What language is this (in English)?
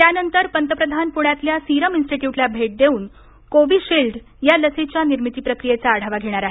Marathi